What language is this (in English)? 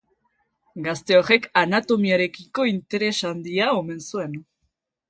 Basque